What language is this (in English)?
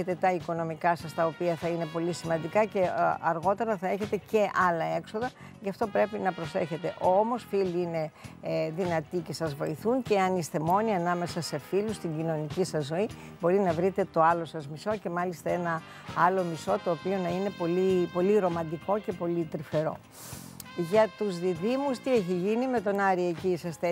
Greek